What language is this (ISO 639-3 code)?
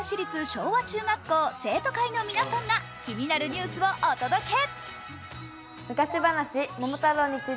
jpn